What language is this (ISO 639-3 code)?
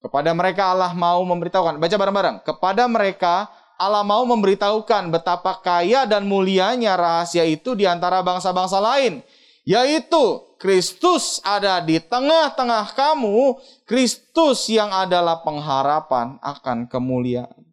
ind